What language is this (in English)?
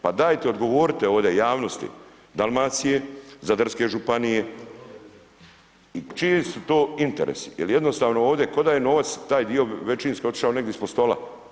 Croatian